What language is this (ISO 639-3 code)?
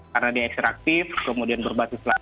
ind